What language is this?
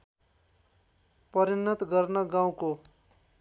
Nepali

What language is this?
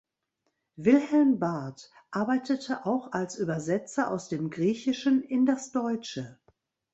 German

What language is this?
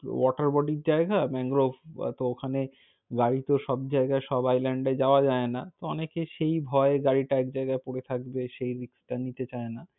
Bangla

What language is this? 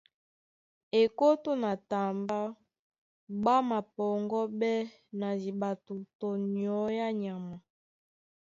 Duala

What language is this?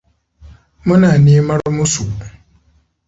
Hausa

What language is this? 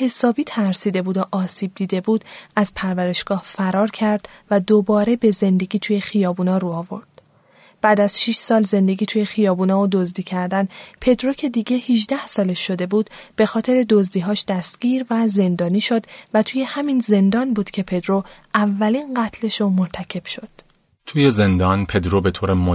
Persian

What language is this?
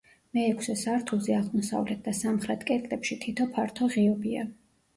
Georgian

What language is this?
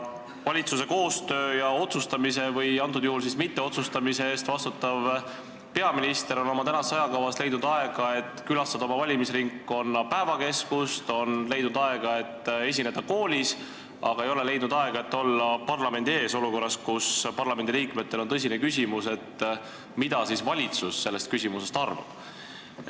Estonian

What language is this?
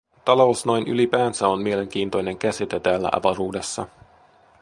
Finnish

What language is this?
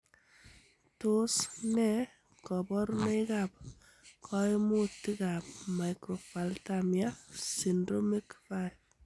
Kalenjin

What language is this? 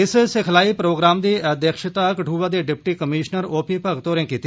Dogri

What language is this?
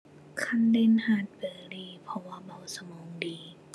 Thai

